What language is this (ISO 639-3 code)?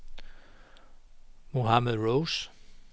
dan